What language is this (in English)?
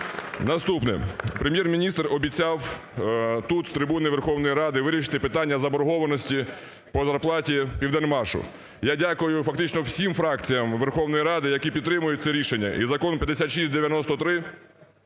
Ukrainian